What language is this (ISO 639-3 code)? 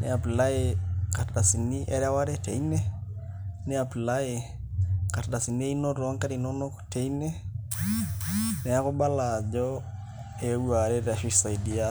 mas